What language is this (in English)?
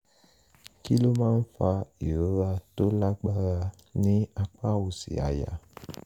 Yoruba